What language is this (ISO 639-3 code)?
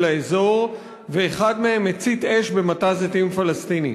heb